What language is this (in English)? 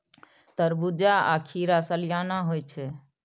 Maithili